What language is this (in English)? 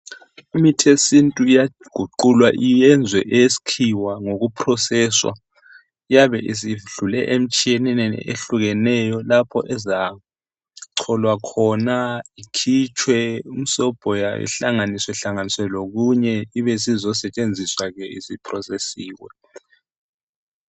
North Ndebele